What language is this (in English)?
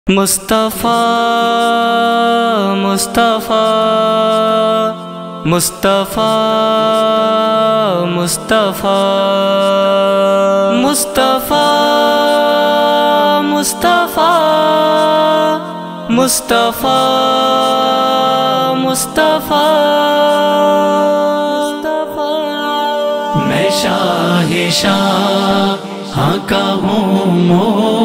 Arabic